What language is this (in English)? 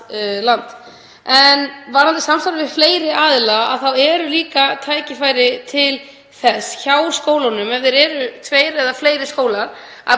Icelandic